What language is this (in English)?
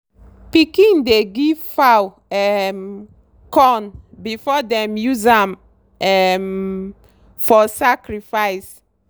Nigerian Pidgin